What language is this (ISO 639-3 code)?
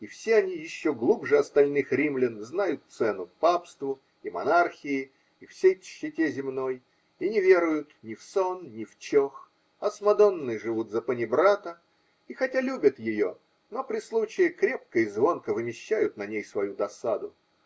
rus